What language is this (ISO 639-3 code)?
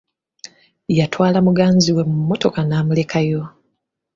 lug